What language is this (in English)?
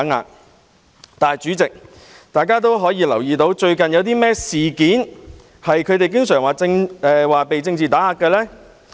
Cantonese